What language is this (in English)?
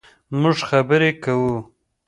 Pashto